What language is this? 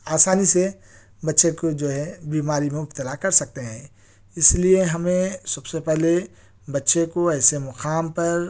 Urdu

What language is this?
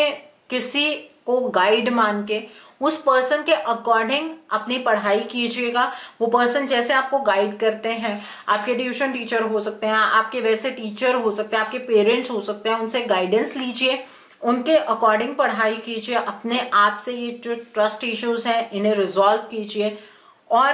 Hindi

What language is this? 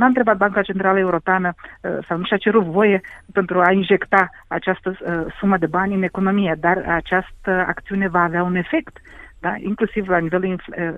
Romanian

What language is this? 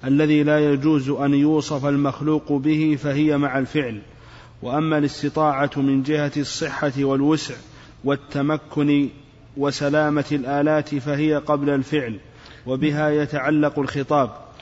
Arabic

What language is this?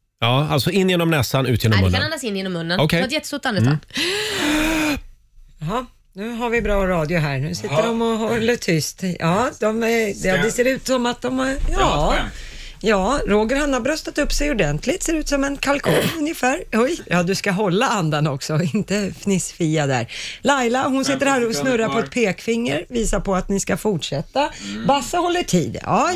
Swedish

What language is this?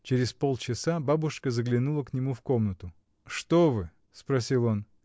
Russian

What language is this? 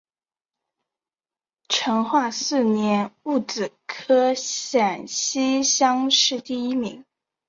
Chinese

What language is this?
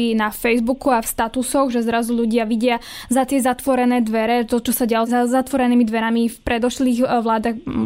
Slovak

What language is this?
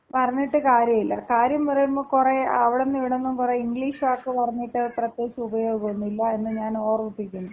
Malayalam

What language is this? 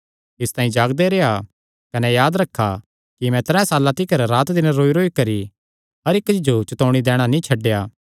Kangri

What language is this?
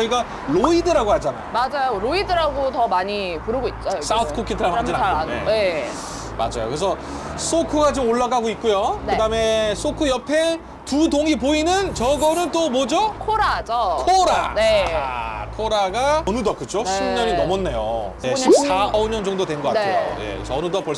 Korean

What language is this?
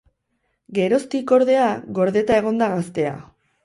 Basque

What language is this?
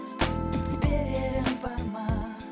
Kazakh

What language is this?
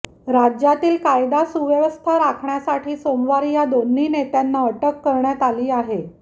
Marathi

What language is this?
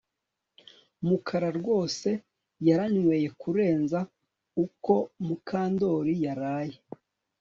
Kinyarwanda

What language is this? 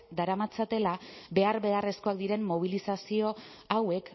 Basque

